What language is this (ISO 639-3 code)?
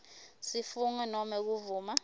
ssw